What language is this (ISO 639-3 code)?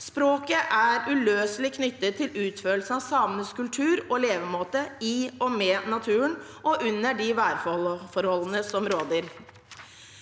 nor